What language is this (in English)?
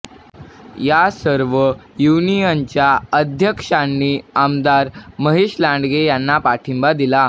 Marathi